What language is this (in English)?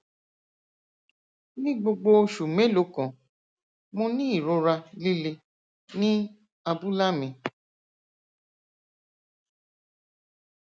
Yoruba